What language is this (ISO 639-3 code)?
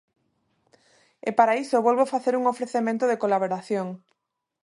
glg